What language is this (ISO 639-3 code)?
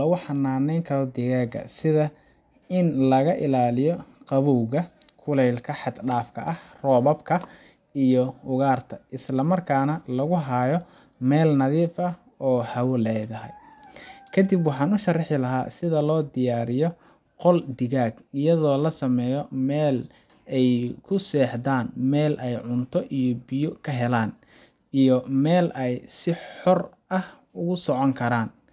som